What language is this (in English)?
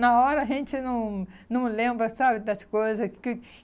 Portuguese